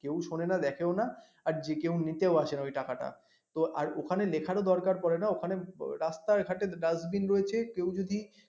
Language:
Bangla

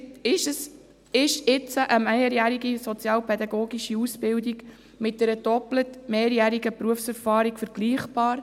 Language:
Swiss German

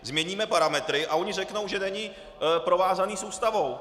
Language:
Czech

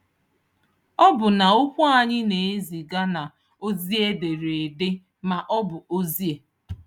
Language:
Igbo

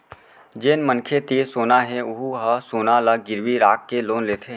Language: Chhattisgarhi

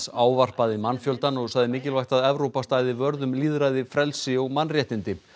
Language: Icelandic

